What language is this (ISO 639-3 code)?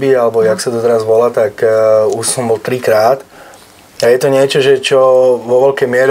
slk